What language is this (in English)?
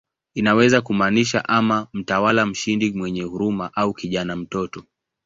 Swahili